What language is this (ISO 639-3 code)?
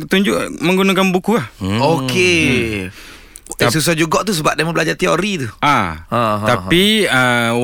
msa